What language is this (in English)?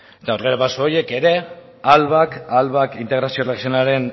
Basque